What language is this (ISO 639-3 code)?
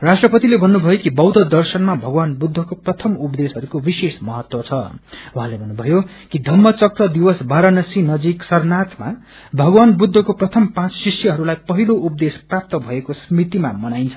nep